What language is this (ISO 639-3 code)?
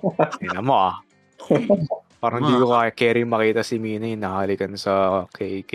fil